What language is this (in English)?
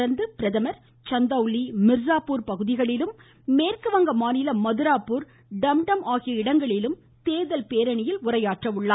Tamil